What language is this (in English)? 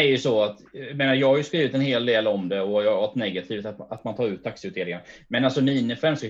Swedish